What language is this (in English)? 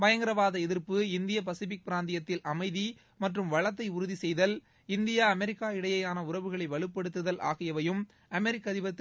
Tamil